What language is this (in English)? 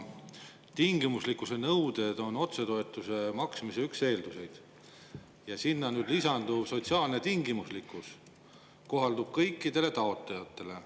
Estonian